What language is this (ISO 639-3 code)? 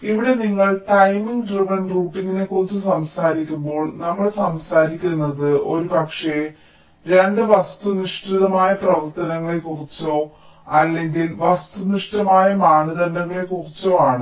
mal